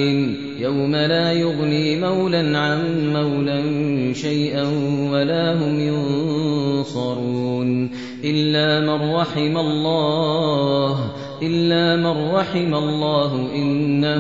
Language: Arabic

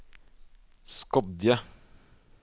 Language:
Norwegian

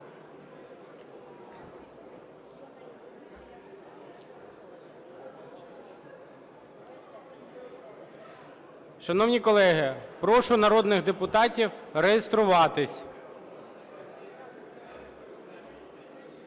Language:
Ukrainian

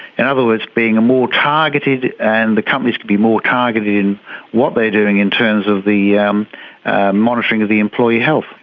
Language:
English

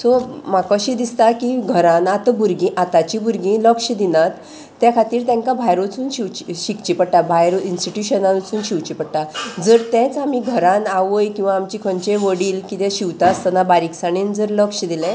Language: Konkani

